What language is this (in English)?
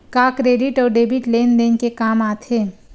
Chhattisgarhi